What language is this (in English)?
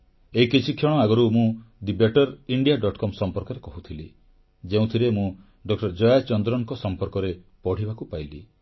Odia